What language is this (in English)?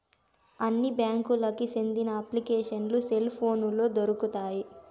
Telugu